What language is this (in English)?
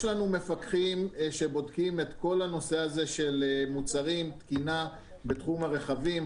Hebrew